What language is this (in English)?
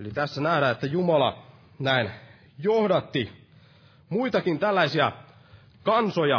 Finnish